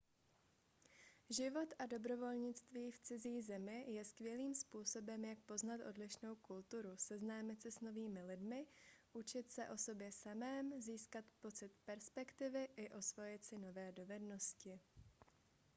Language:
Czech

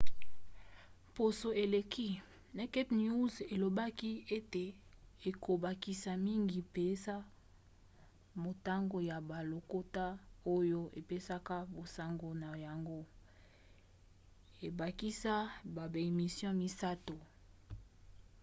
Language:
Lingala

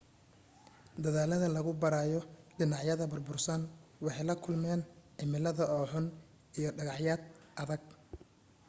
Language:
Somali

